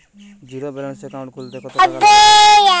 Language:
Bangla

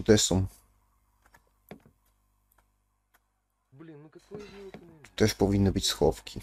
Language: Polish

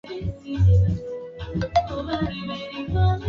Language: Swahili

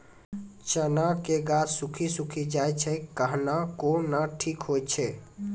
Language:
Maithili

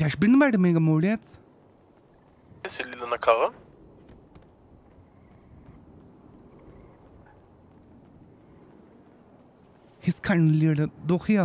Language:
German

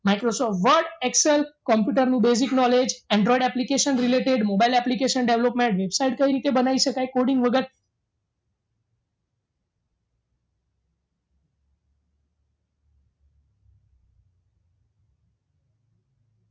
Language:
Gujarati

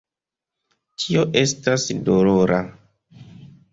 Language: Esperanto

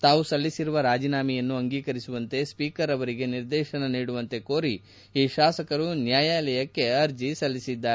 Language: Kannada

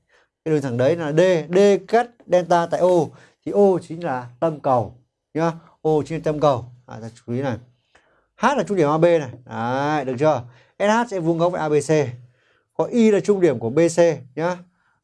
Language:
Vietnamese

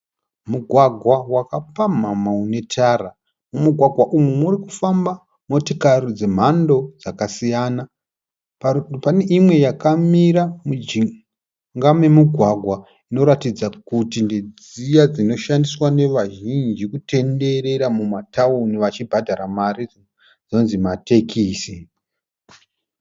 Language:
Shona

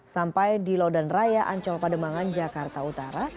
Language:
Indonesian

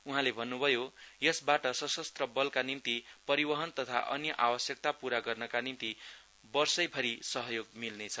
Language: Nepali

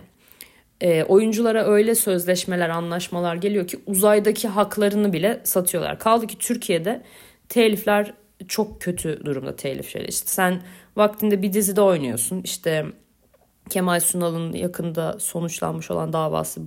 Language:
Turkish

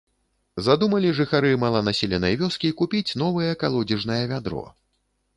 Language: Belarusian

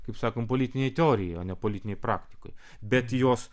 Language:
Lithuanian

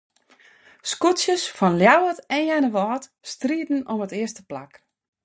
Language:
Western Frisian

